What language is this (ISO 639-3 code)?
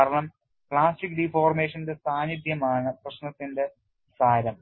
mal